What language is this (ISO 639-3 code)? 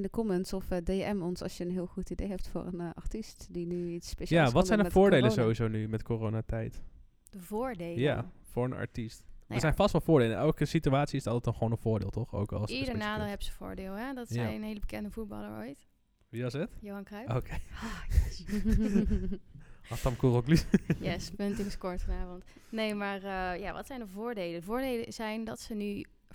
nld